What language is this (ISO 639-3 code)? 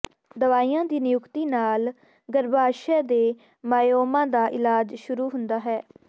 pan